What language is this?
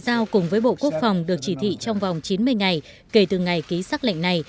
Vietnamese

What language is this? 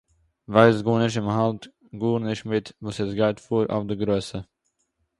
Yiddish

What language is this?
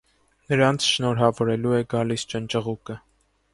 Armenian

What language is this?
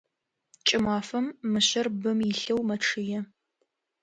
Adyghe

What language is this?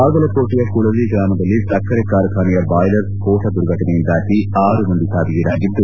Kannada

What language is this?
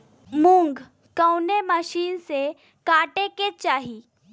Bhojpuri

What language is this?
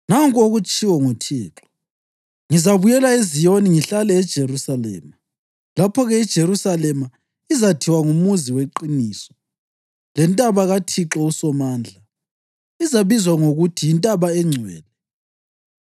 North Ndebele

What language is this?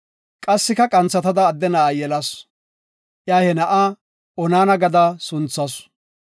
Gofa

